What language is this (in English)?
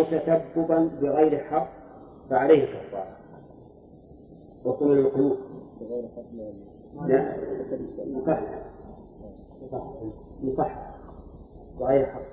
Arabic